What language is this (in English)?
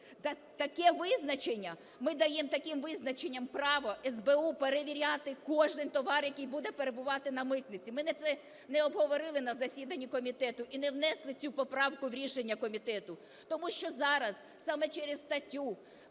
Ukrainian